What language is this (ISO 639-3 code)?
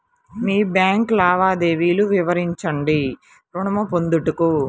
tel